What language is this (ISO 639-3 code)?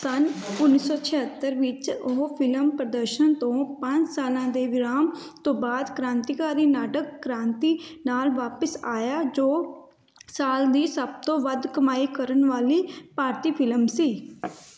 pan